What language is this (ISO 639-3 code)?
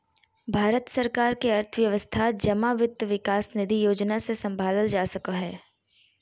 mag